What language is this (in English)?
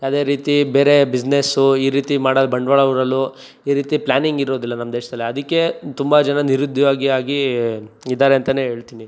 Kannada